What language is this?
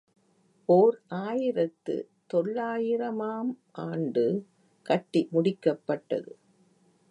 Tamil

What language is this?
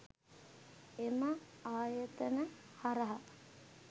Sinhala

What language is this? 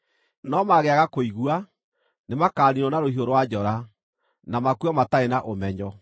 Kikuyu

